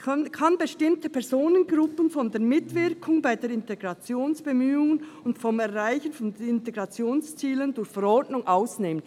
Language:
Swiss German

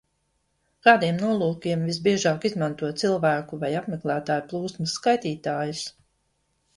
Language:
Latvian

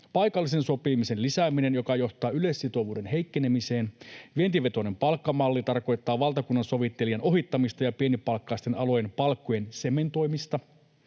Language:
Finnish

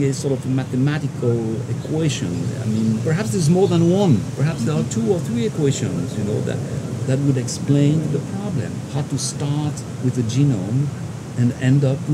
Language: English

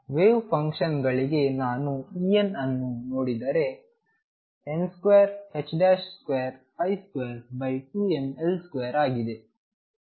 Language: Kannada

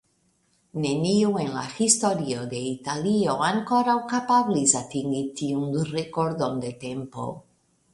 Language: Esperanto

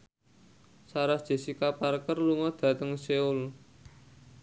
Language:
Javanese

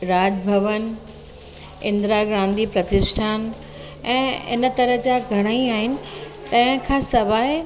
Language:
Sindhi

